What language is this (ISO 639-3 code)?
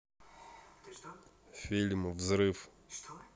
rus